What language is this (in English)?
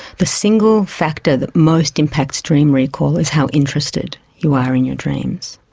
English